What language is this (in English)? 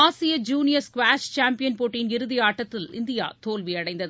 Tamil